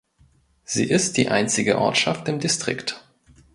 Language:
German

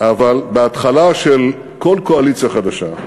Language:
Hebrew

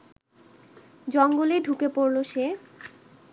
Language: Bangla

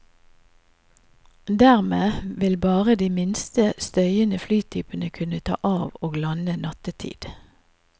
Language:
Norwegian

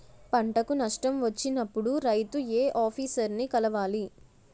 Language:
Telugu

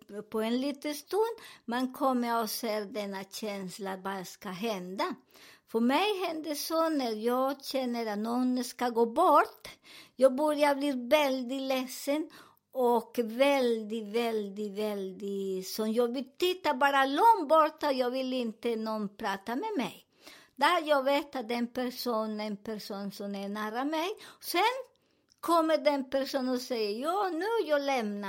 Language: Swedish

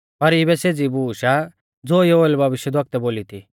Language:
Mahasu Pahari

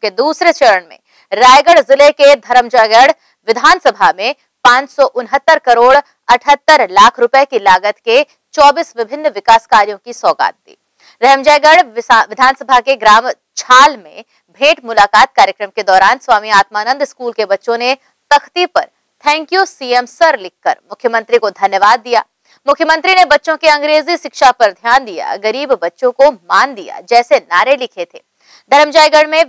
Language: Hindi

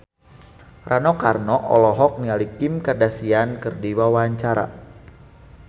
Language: Sundanese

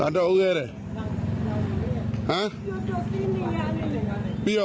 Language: Thai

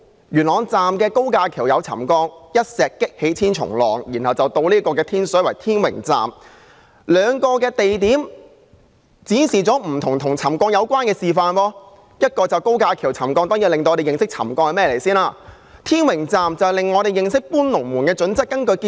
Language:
Cantonese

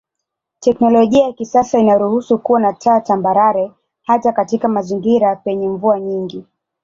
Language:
Swahili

